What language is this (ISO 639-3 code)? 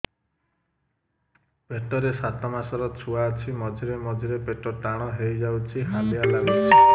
ori